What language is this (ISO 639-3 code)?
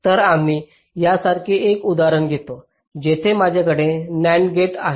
mar